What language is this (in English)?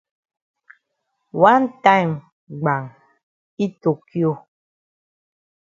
Cameroon Pidgin